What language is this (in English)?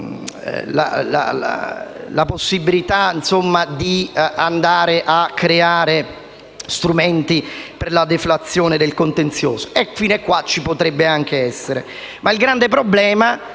Italian